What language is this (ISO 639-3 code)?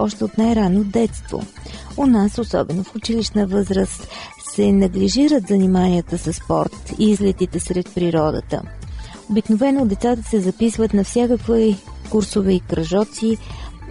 bul